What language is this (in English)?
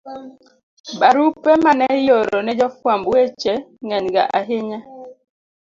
Luo (Kenya and Tanzania)